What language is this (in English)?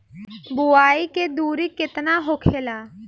Bhojpuri